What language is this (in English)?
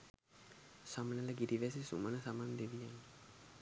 Sinhala